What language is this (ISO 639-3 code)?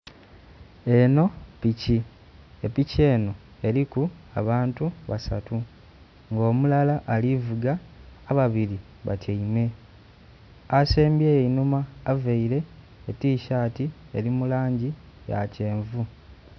xog